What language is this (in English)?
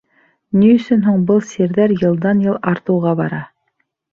Bashkir